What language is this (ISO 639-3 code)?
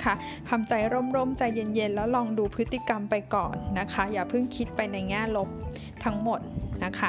tha